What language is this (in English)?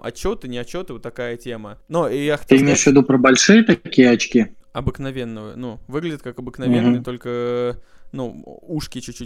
Russian